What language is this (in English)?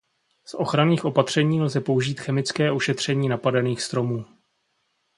Czech